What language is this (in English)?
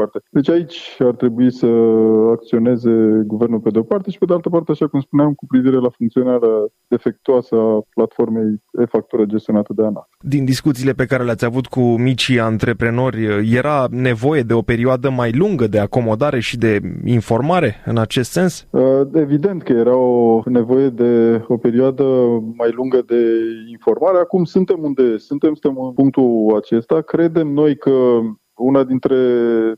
Romanian